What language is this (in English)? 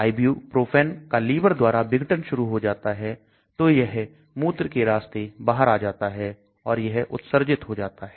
Hindi